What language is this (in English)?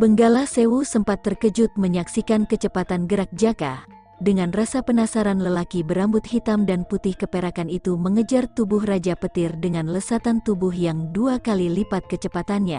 Indonesian